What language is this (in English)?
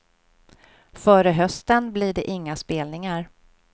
Swedish